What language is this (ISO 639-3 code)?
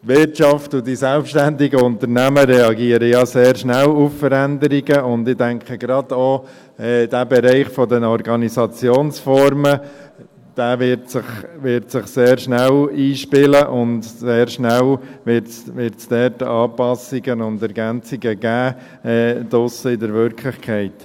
gsw